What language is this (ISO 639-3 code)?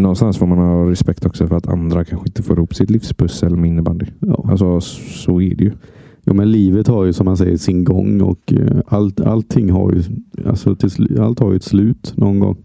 swe